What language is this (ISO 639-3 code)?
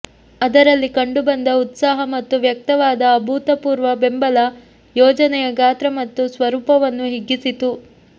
kan